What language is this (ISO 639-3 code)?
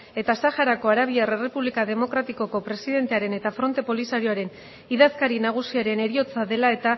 eus